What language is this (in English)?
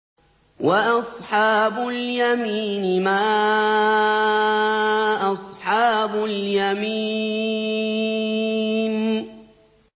Arabic